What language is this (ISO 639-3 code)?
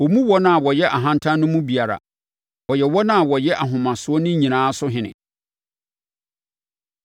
aka